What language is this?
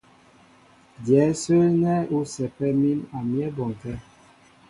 Mbo (Cameroon)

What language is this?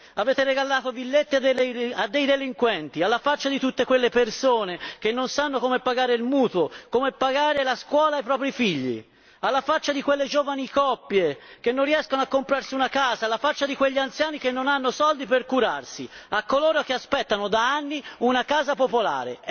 Italian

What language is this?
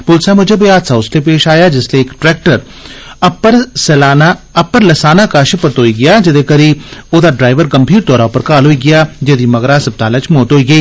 Dogri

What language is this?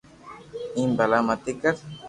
Loarki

